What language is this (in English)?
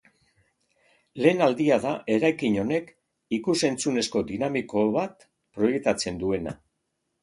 Basque